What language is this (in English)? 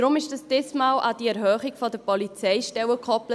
Swiss German